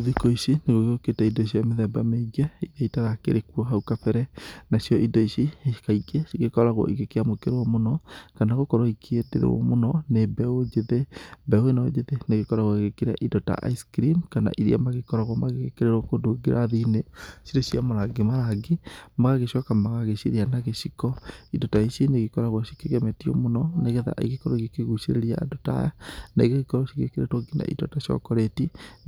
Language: Kikuyu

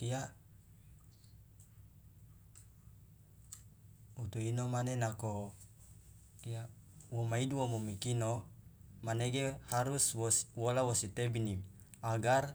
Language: Loloda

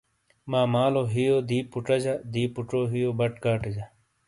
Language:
Shina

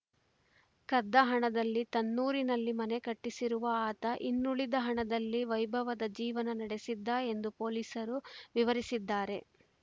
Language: Kannada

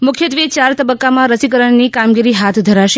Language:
Gujarati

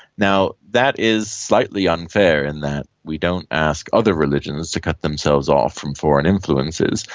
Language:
English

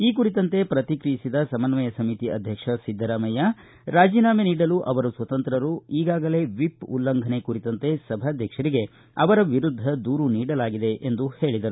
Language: Kannada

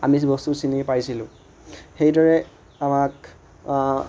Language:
Assamese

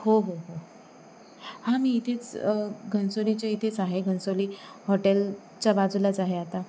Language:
Marathi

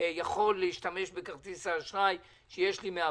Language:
Hebrew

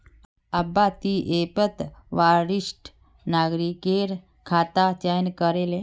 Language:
Magahi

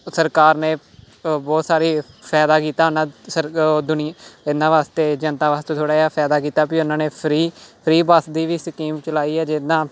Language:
Punjabi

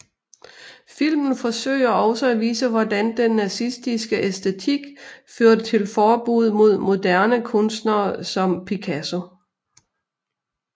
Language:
Danish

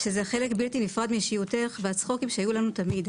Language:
Hebrew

